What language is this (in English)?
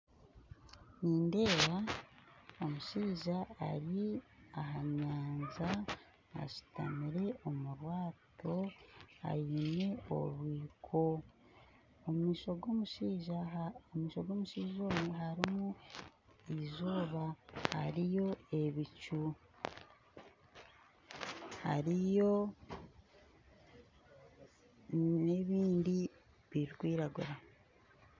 Nyankole